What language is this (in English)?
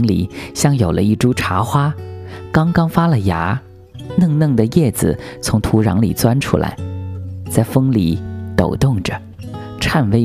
Chinese